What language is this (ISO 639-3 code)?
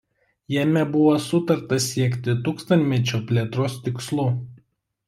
lit